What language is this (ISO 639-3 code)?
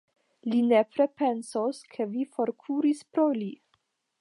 epo